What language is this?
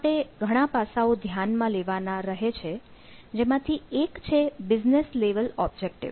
Gujarati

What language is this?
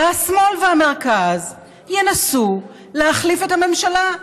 Hebrew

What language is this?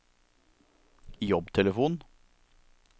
Norwegian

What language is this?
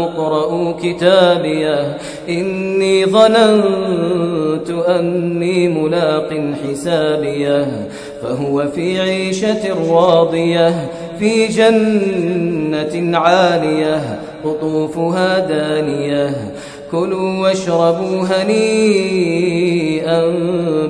Arabic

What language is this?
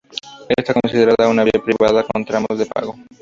Spanish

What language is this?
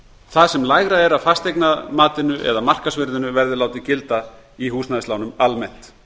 Icelandic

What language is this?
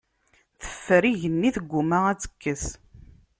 Kabyle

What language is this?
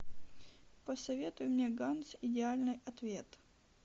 Russian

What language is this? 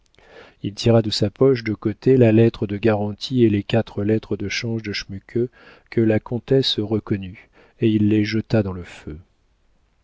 French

